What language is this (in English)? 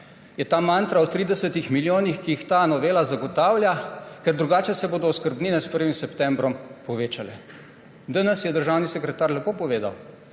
Slovenian